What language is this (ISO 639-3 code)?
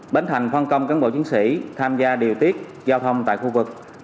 vie